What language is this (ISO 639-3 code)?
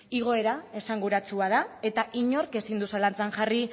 eus